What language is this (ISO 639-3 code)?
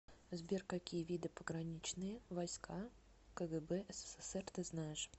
rus